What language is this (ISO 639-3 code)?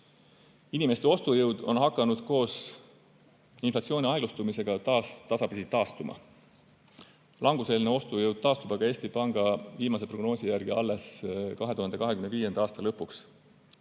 est